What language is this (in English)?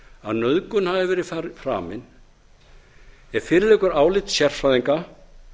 Icelandic